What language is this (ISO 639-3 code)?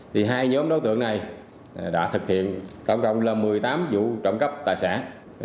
vie